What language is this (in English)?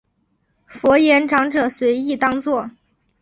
Chinese